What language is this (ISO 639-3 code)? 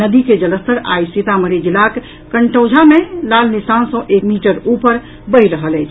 mai